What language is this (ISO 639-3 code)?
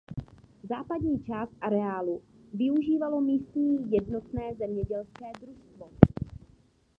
ces